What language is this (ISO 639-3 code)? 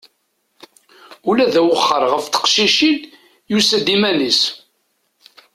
kab